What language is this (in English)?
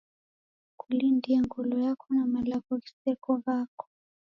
Taita